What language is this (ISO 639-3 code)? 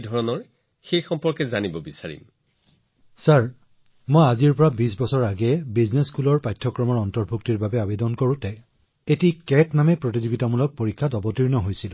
asm